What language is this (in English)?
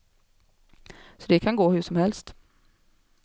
Swedish